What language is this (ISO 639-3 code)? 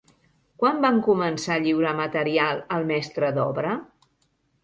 cat